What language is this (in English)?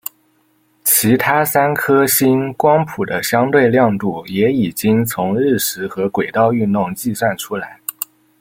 Chinese